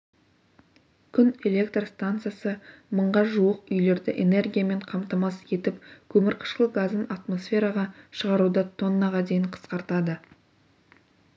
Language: Kazakh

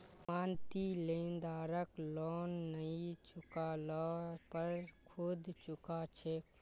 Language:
Magahi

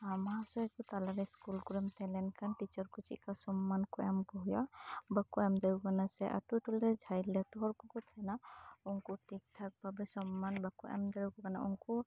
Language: Santali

